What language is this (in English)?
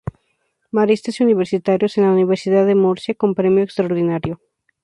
Spanish